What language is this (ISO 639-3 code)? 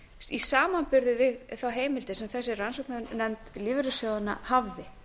isl